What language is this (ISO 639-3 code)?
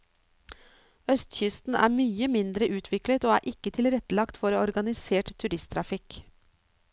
nor